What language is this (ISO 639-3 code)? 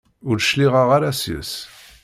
kab